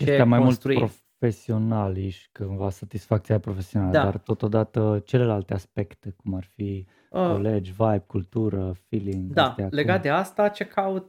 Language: Romanian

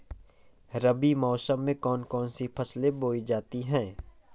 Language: Hindi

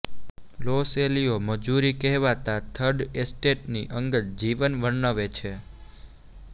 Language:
Gujarati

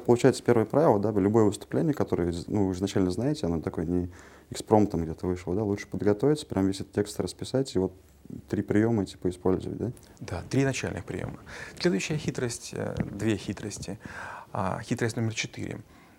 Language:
Russian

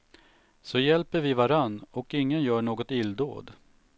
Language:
Swedish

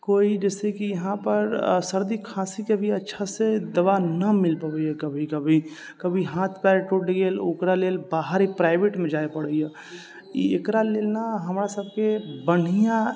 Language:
Maithili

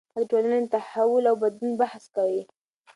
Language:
Pashto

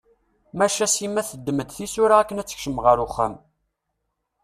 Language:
Kabyle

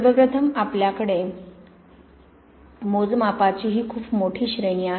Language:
Marathi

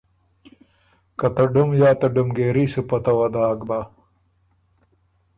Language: Ormuri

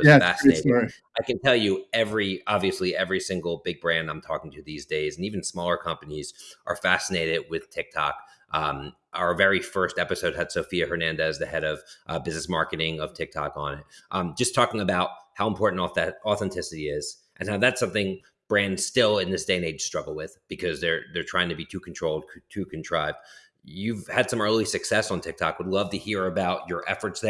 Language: English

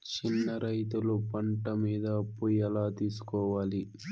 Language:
Telugu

